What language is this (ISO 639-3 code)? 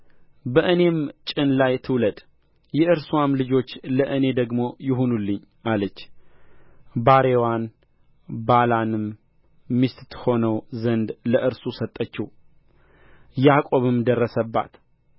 amh